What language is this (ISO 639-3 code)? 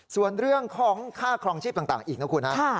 tha